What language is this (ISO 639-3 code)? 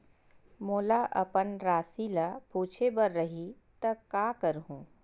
hne